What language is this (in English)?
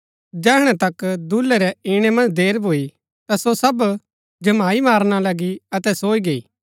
Gaddi